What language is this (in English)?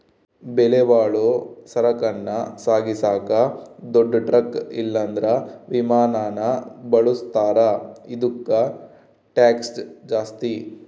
Kannada